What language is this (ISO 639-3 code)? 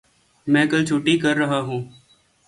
urd